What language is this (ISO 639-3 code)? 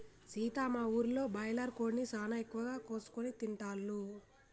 tel